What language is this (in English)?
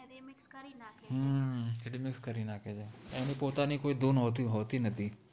Gujarati